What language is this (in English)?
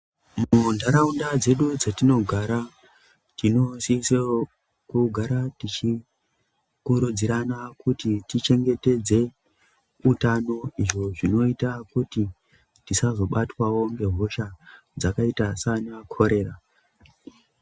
Ndau